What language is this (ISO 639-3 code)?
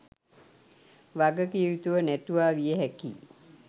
sin